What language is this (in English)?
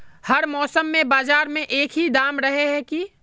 Magahi